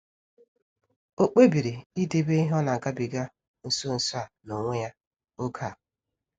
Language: Igbo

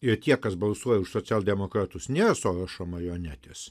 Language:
Lithuanian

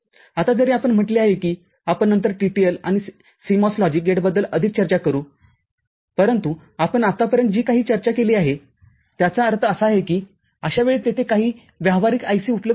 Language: Marathi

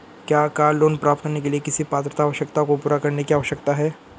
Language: Hindi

